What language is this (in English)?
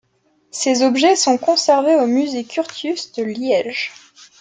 French